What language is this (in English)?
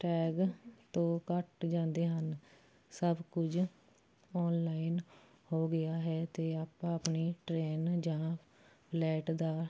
Punjabi